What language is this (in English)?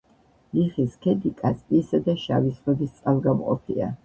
Georgian